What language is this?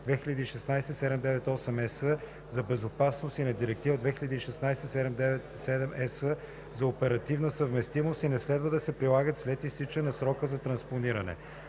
Bulgarian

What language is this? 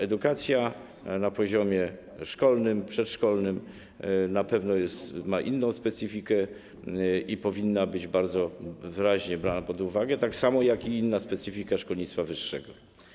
Polish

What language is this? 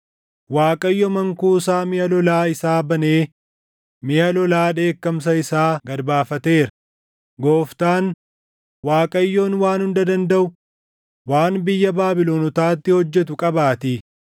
Oromo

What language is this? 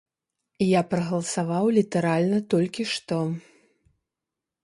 Belarusian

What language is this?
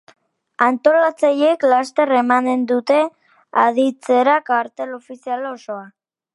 Basque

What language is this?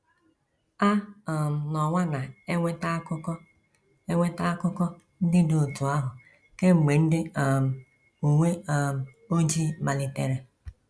Igbo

